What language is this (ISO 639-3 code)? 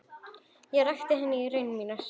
isl